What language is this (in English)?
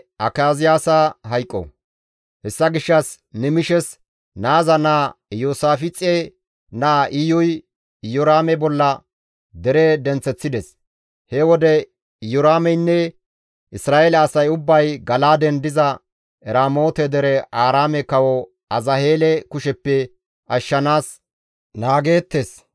Gamo